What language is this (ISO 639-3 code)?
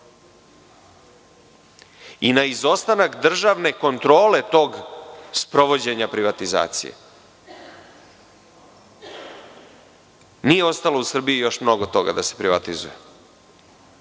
srp